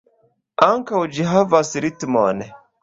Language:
Esperanto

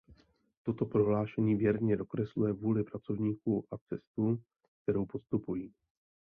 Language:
Czech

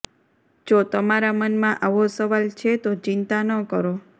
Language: Gujarati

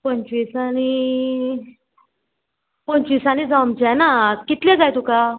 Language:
Konkani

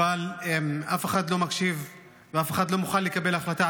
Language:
Hebrew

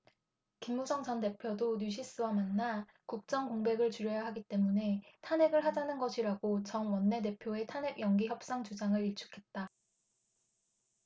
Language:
Korean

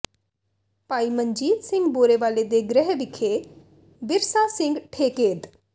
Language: Punjabi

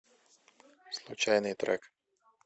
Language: Russian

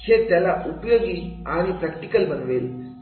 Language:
Marathi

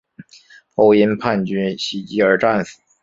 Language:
Chinese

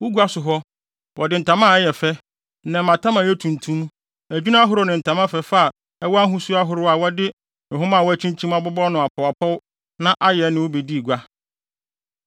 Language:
Akan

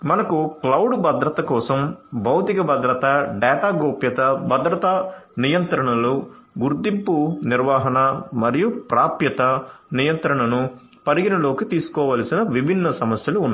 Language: Telugu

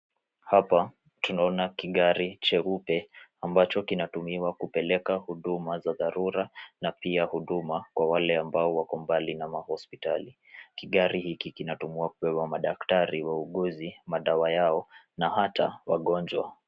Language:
Swahili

